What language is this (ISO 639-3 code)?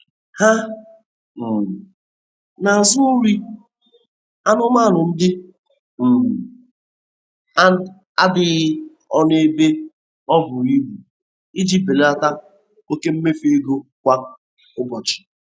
ibo